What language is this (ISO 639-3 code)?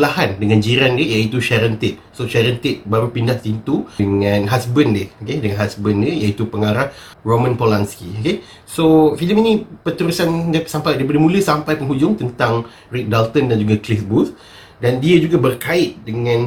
msa